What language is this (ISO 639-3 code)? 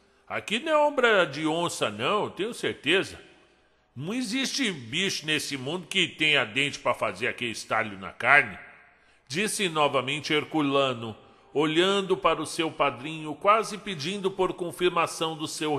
por